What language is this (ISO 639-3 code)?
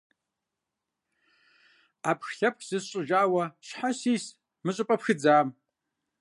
kbd